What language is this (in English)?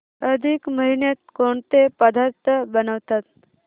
Marathi